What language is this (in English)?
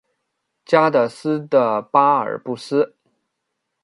Chinese